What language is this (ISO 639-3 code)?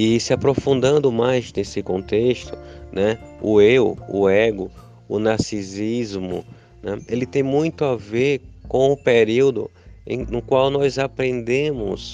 por